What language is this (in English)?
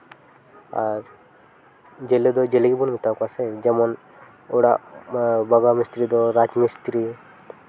Santali